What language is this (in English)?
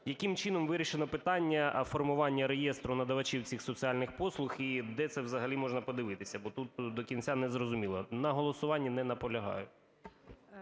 Ukrainian